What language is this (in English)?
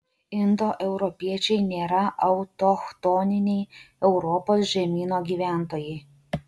Lithuanian